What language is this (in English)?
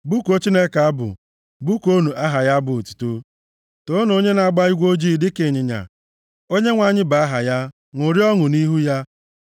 Igbo